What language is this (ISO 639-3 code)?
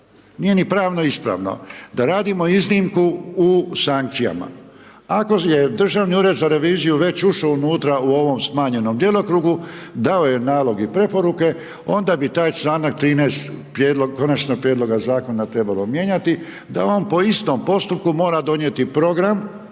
hrv